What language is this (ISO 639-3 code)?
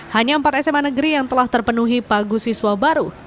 ind